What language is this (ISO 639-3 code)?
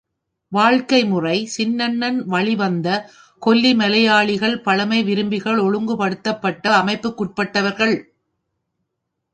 tam